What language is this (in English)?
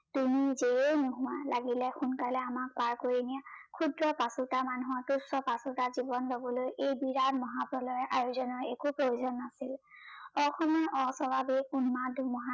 Assamese